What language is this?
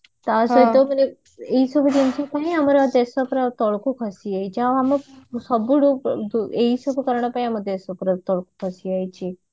Odia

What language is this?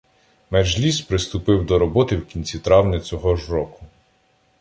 Ukrainian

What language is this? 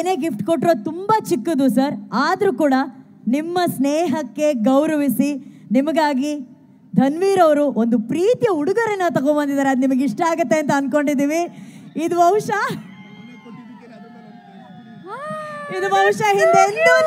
Hindi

